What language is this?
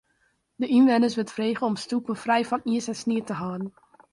Western Frisian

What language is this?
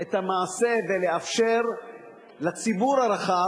Hebrew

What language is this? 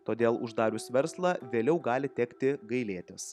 Lithuanian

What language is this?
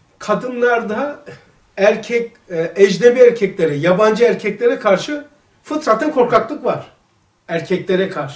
Turkish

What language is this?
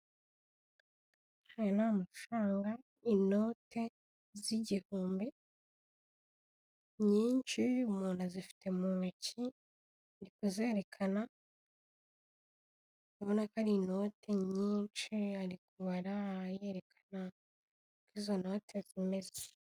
Kinyarwanda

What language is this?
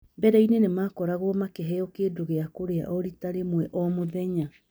Kikuyu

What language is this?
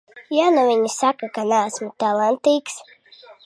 Latvian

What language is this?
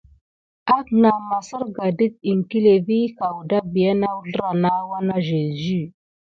Gidar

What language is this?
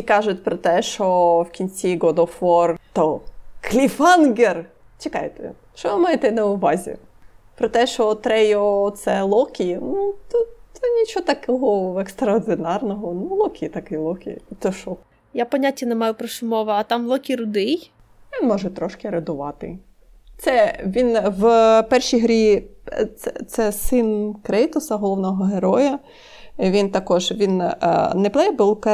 Ukrainian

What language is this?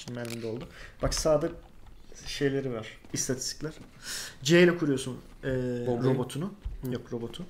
Turkish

